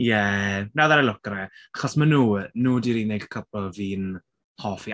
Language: Welsh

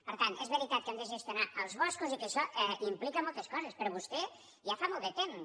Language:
Catalan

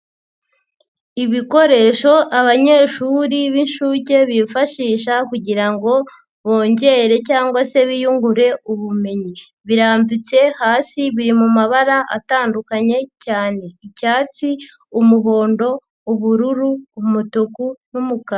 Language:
Kinyarwanda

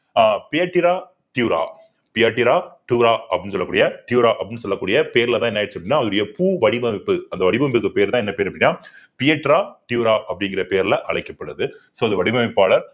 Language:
Tamil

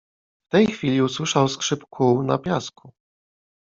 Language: Polish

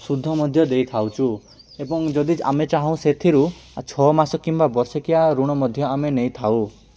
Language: Odia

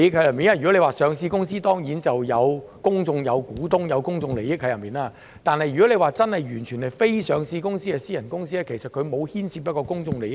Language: Cantonese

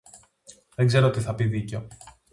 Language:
Greek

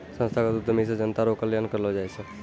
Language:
Maithili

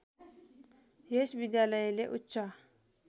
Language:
Nepali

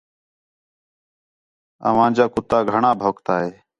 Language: Khetrani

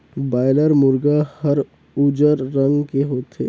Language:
Chhattisgarhi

